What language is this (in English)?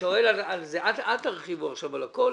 Hebrew